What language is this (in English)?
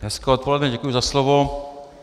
Czech